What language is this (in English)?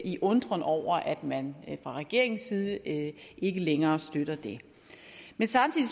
Danish